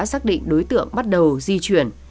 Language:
Vietnamese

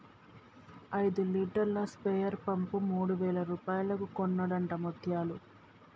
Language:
Telugu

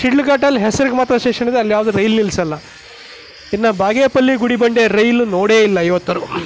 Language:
Kannada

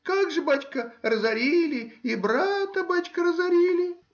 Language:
Russian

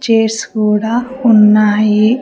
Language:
Telugu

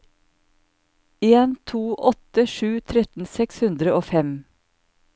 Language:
Norwegian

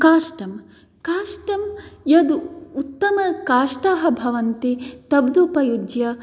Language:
Sanskrit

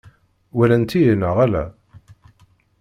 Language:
Kabyle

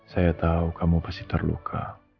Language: Indonesian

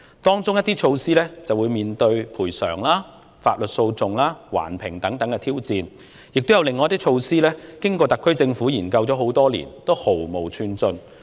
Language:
Cantonese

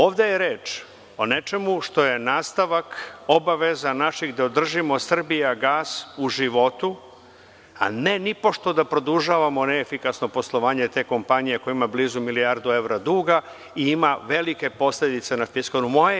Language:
Serbian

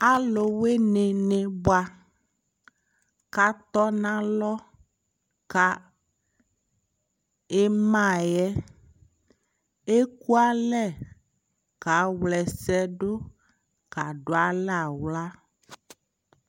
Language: Ikposo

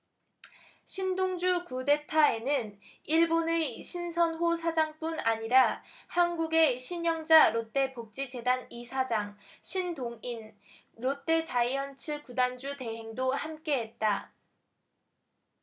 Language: Korean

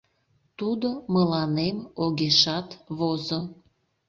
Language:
Mari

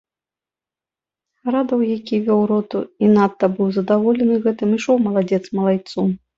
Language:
Belarusian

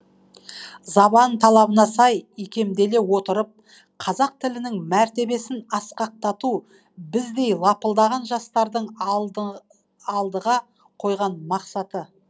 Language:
Kazakh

